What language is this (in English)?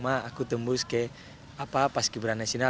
Indonesian